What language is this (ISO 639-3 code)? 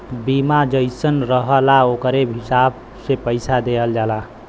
bho